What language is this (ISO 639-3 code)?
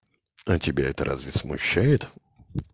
rus